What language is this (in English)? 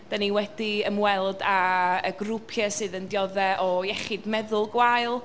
Welsh